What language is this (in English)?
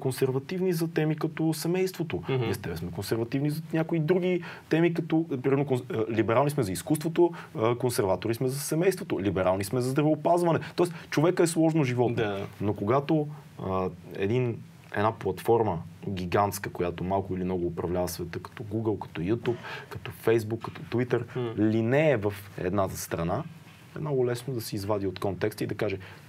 Bulgarian